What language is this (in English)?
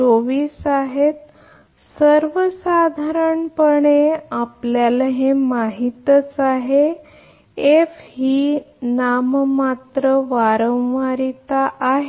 Marathi